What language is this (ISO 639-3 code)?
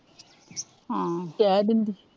pan